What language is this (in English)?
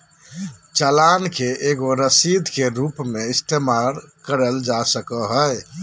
Magahi